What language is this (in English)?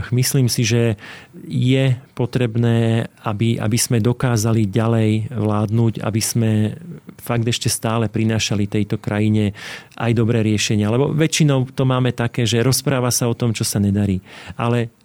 Slovak